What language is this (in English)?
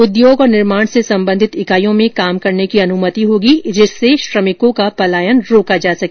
Hindi